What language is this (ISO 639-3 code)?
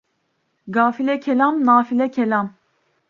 tur